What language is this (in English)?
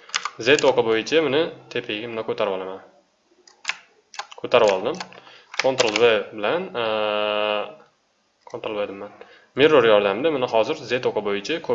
Turkish